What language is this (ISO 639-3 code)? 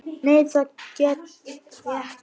isl